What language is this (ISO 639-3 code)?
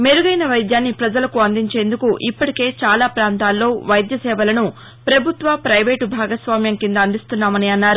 tel